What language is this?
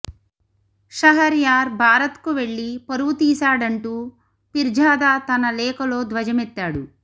Telugu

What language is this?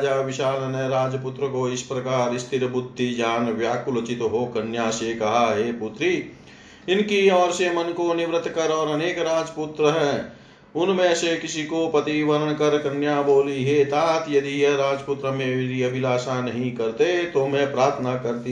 Hindi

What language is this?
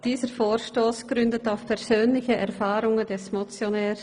Swiss German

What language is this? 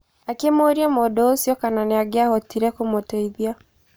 Kikuyu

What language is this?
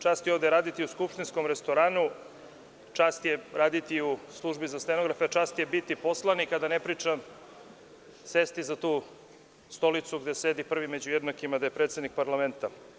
Serbian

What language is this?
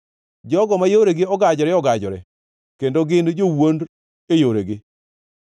Luo (Kenya and Tanzania)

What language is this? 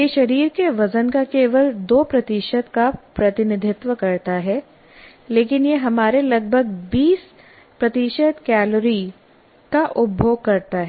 Hindi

